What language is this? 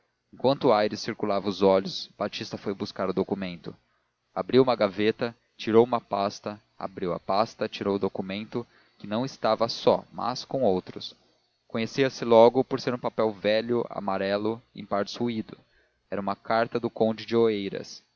Portuguese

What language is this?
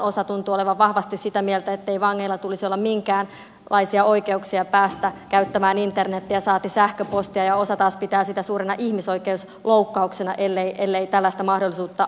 Finnish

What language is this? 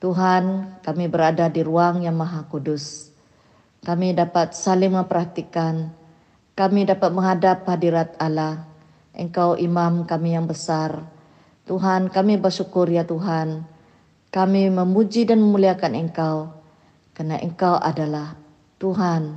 Malay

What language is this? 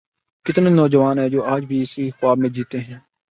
Urdu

